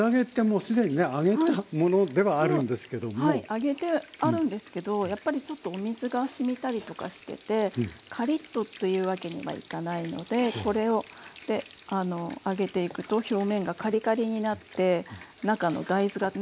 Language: Japanese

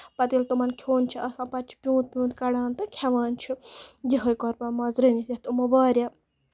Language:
Kashmiri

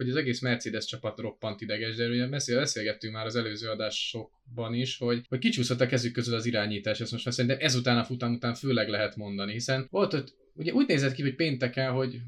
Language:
Hungarian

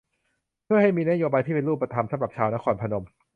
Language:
Thai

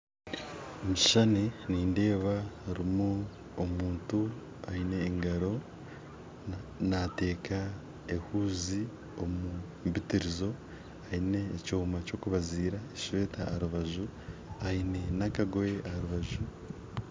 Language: Nyankole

